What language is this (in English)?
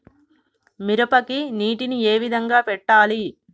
Telugu